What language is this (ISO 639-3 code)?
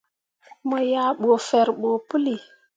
mua